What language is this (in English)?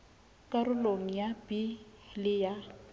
Southern Sotho